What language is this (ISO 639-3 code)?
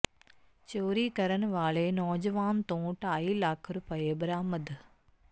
pan